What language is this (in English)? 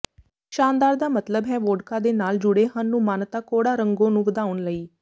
Punjabi